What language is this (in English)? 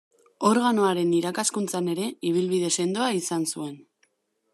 Basque